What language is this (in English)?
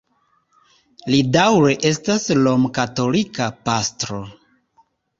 Esperanto